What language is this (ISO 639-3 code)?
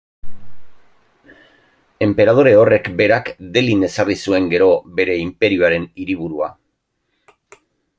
eus